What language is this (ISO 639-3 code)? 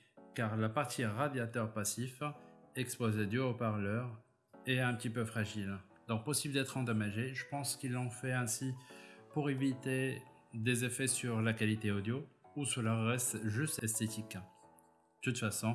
fra